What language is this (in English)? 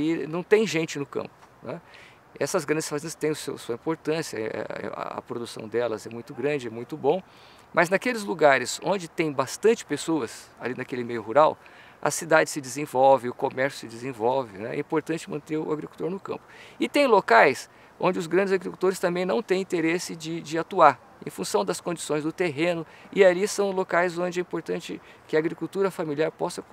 Portuguese